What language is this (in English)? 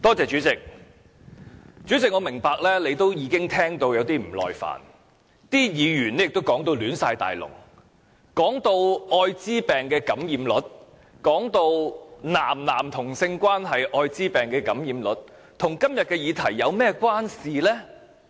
Cantonese